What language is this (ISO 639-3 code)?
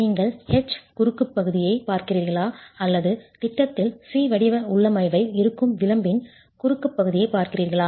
tam